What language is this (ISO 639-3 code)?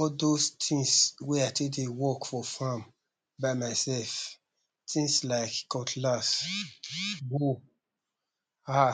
pcm